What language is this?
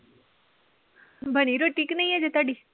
Punjabi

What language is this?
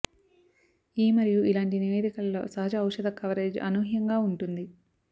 Telugu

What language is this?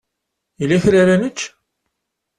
Kabyle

